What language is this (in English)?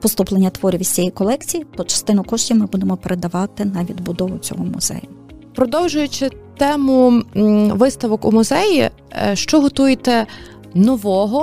Ukrainian